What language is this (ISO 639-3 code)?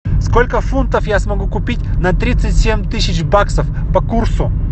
rus